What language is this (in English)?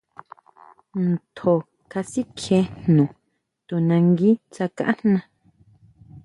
Huautla Mazatec